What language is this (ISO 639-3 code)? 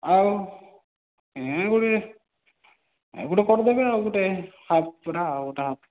ori